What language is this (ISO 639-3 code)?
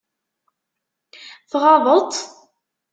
kab